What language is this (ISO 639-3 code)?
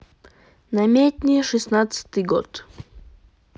rus